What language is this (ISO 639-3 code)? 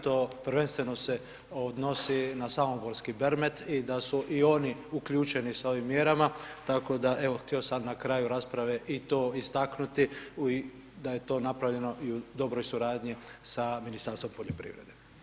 hrv